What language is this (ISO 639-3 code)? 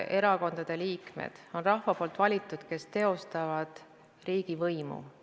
est